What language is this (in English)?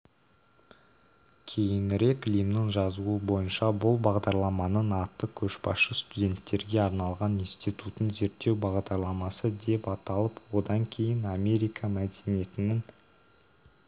Kazakh